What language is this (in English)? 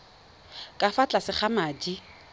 Tswana